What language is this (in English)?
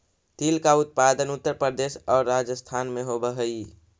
Magahi